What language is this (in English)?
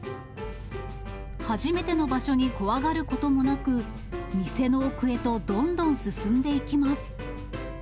Japanese